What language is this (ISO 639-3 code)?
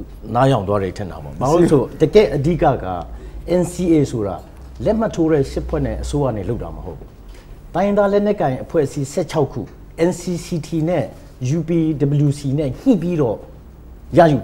kor